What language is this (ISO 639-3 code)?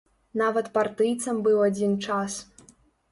bel